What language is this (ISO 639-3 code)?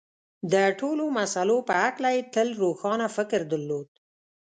pus